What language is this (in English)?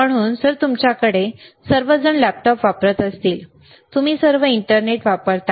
Marathi